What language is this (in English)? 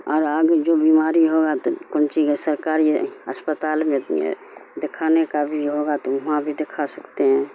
Urdu